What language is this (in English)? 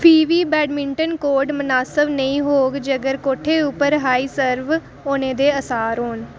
Dogri